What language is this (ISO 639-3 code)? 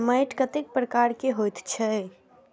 mai